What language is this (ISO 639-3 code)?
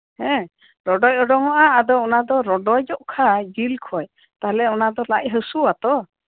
sat